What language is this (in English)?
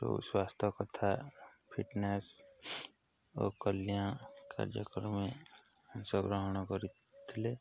Odia